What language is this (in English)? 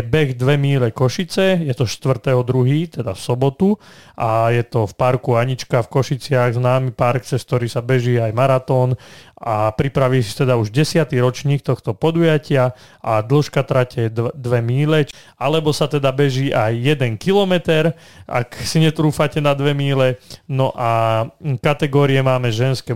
Slovak